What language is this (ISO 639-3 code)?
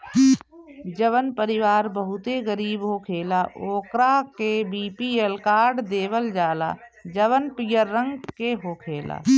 bho